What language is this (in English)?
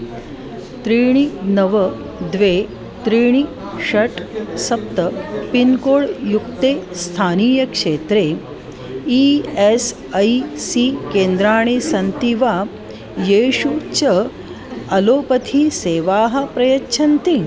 Sanskrit